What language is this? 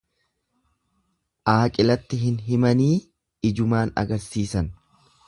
Oromo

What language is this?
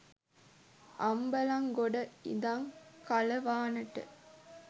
Sinhala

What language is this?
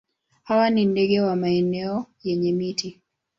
Swahili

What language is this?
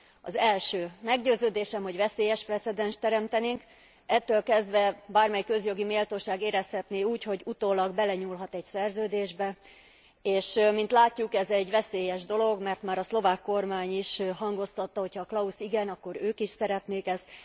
Hungarian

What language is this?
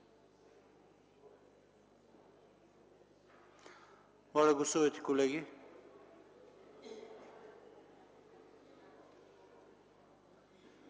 Bulgarian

